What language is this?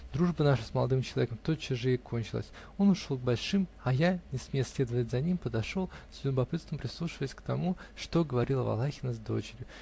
Russian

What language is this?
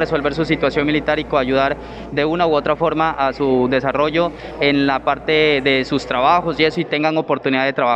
Spanish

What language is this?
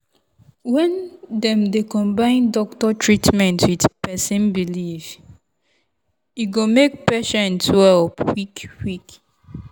Nigerian Pidgin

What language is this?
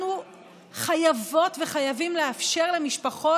Hebrew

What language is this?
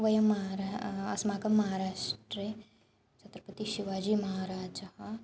Sanskrit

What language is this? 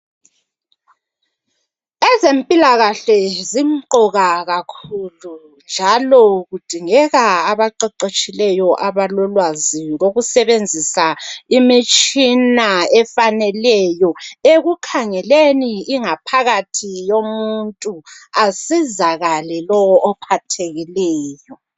North Ndebele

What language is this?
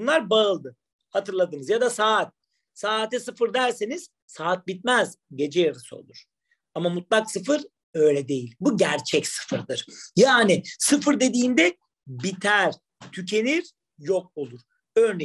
Turkish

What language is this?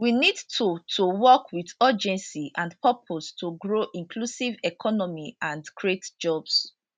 Nigerian Pidgin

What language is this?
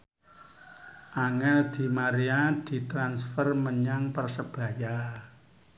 Javanese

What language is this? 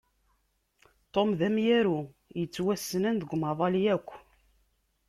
Kabyle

